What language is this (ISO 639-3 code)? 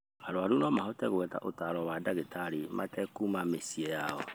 kik